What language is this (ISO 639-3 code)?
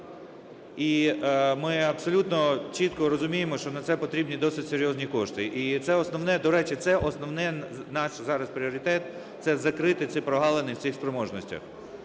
ukr